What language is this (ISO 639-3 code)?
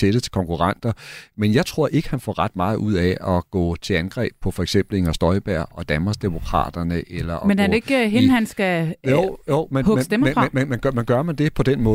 dan